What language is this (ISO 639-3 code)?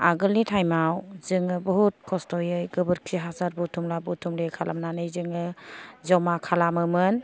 brx